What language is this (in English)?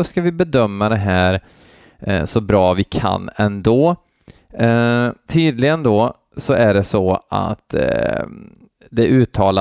Swedish